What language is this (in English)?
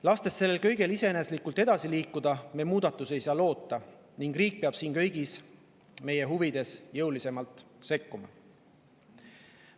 Estonian